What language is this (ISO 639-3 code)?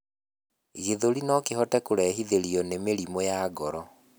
kik